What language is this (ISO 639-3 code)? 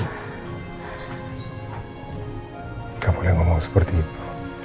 ind